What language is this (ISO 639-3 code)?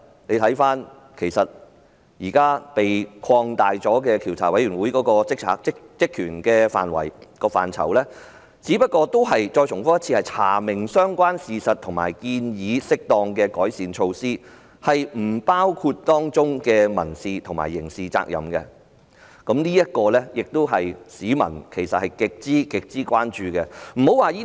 yue